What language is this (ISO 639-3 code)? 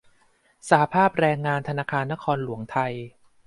tha